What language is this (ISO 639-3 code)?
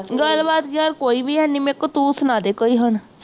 pan